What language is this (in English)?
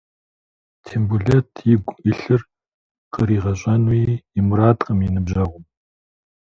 Kabardian